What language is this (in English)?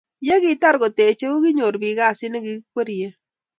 Kalenjin